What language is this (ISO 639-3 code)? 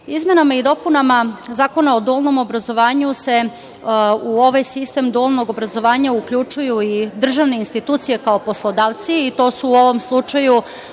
srp